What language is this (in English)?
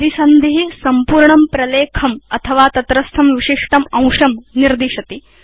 Sanskrit